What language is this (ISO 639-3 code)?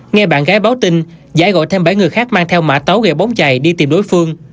vie